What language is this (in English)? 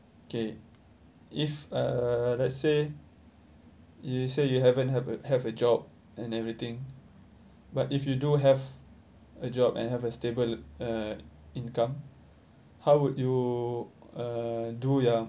English